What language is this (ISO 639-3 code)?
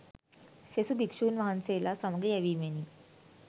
sin